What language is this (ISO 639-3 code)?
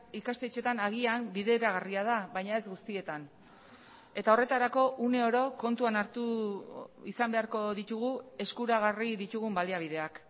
eus